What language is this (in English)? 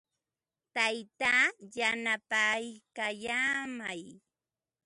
Ambo-Pasco Quechua